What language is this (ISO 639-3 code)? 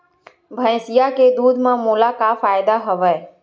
hne